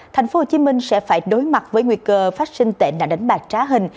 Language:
Vietnamese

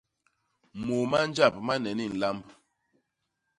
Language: Basaa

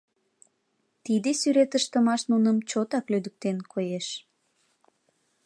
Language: Mari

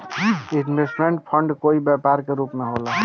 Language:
Bhojpuri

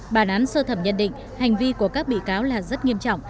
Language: Vietnamese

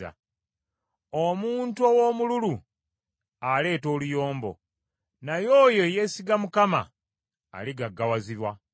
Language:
Ganda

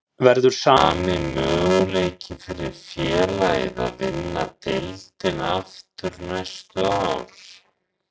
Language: Icelandic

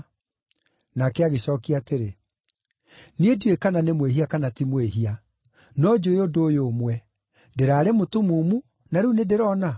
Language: Kikuyu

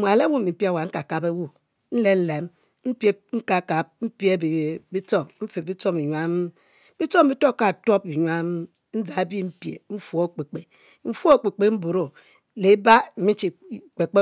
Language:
Mbe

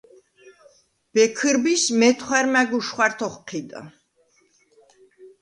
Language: Svan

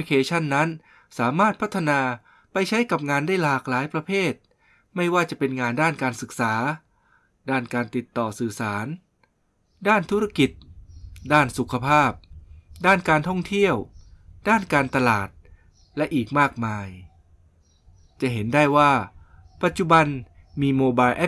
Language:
Thai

